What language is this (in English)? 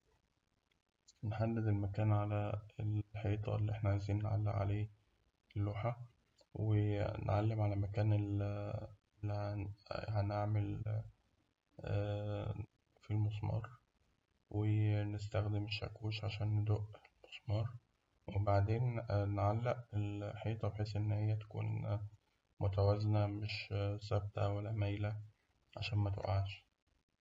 Egyptian Arabic